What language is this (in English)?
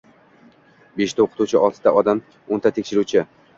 Uzbek